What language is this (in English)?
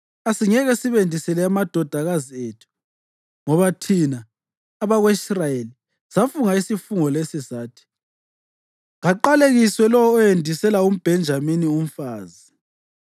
North Ndebele